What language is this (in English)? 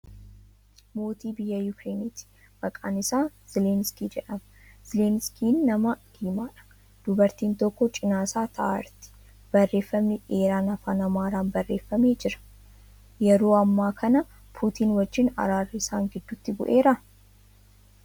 Oromo